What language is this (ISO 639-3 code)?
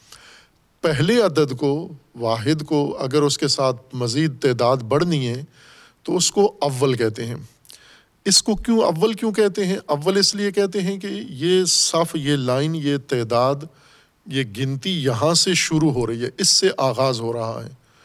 urd